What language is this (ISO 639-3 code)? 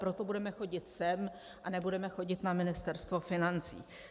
ces